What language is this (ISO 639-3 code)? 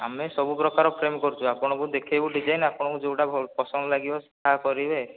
ori